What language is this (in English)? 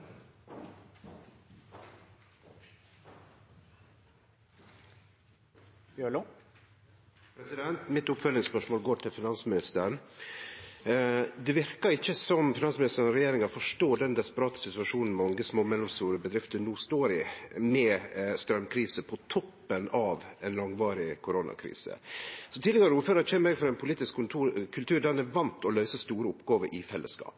Norwegian Nynorsk